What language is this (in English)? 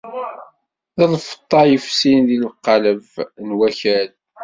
Kabyle